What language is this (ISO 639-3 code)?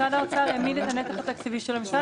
heb